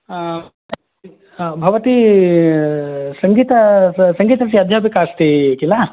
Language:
Sanskrit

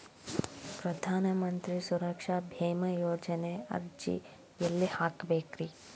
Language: Kannada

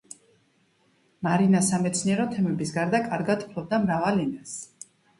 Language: Georgian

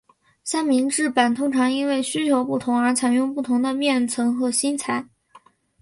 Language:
Chinese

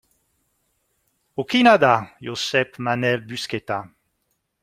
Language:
Basque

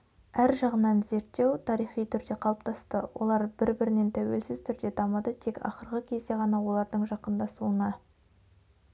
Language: Kazakh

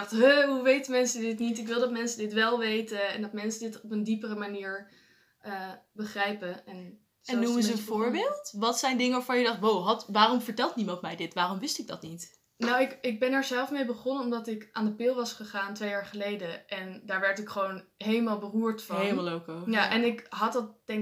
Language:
Dutch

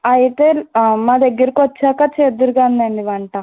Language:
Telugu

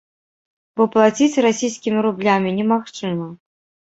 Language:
Belarusian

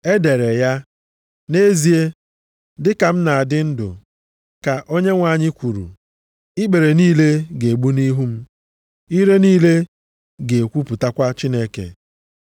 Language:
Igbo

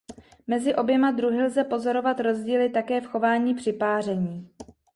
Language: Czech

